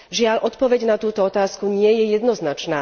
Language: Slovak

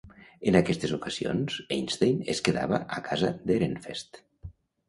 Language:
Catalan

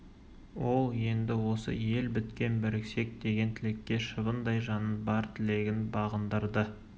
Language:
Kazakh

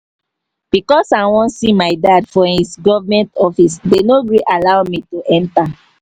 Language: Nigerian Pidgin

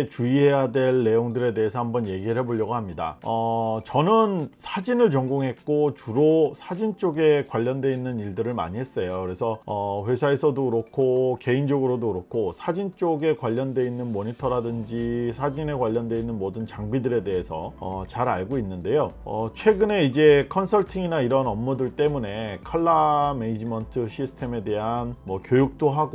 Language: Korean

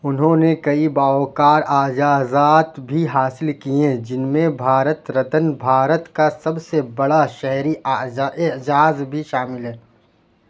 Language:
Urdu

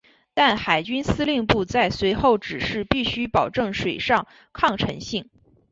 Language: Chinese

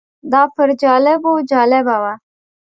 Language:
Pashto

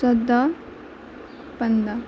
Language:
Kashmiri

